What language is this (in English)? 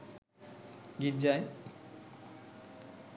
Bangla